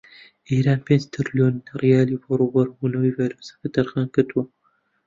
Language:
Central Kurdish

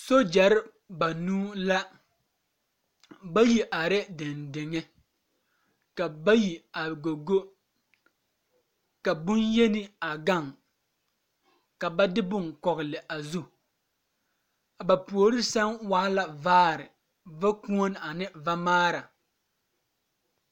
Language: Southern Dagaare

